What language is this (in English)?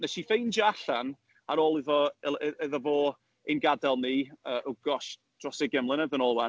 Welsh